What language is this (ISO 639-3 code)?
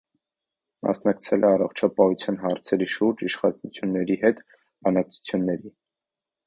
hye